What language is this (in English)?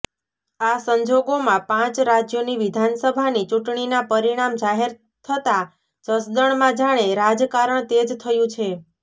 Gujarati